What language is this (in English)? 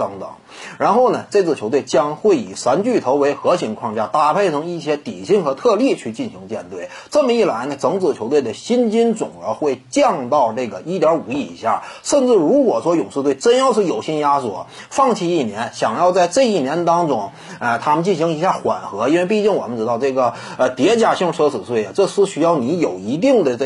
Chinese